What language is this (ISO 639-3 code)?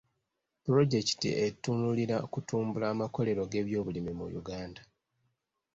lug